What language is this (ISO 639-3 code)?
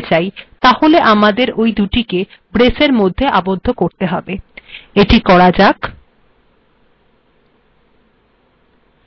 ben